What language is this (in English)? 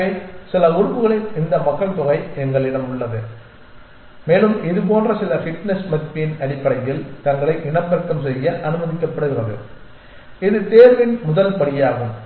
Tamil